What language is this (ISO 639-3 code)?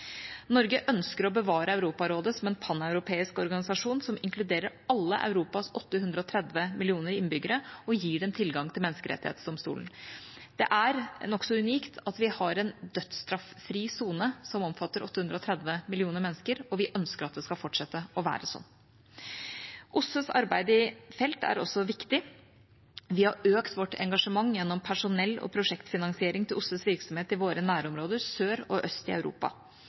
nob